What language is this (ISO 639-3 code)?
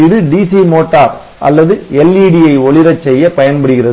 tam